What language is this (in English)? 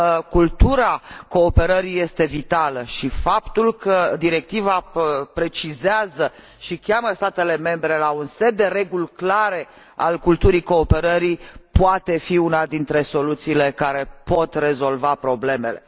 Romanian